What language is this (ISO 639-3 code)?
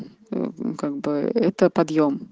rus